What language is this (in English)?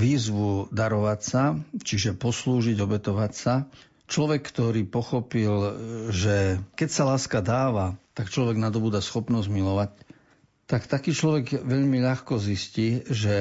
Slovak